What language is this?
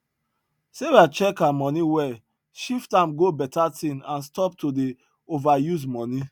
Nigerian Pidgin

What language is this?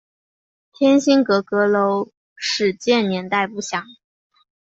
Chinese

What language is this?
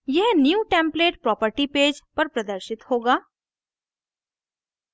Hindi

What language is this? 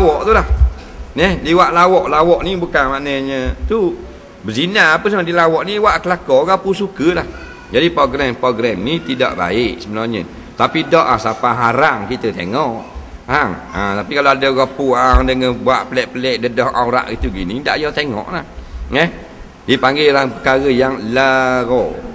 Malay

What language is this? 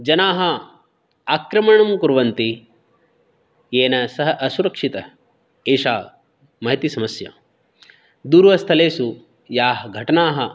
Sanskrit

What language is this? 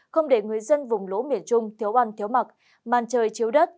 Vietnamese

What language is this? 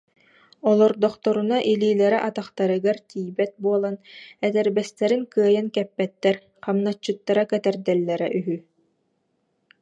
Yakut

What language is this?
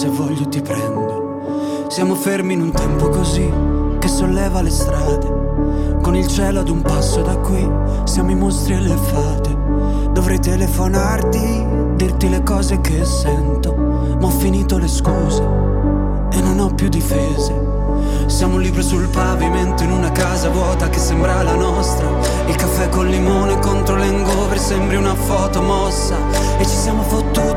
Croatian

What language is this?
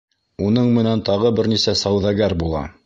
Bashkir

